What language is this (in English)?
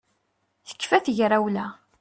Kabyle